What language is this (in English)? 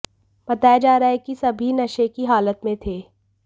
Hindi